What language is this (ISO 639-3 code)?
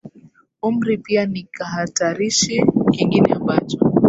swa